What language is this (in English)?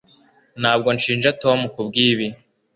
Kinyarwanda